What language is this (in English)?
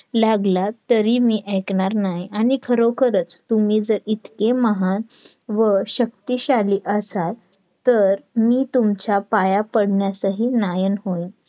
Marathi